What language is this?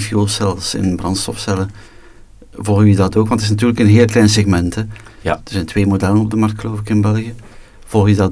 Dutch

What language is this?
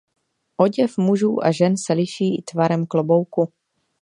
Czech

